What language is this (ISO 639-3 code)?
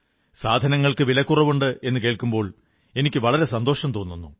mal